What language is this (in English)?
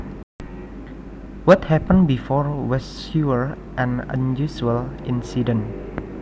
Javanese